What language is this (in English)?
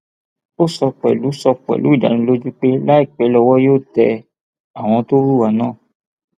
Yoruba